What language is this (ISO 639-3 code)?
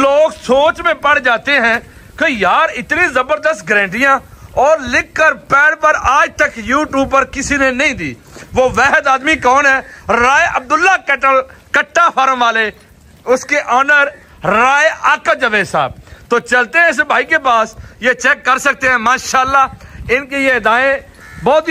pan